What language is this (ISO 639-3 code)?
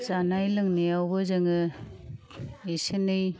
brx